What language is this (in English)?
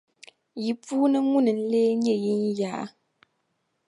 Dagbani